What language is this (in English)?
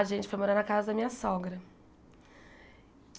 Portuguese